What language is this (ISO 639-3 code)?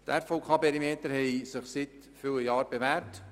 gsw